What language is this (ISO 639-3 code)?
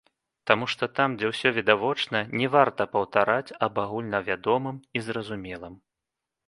bel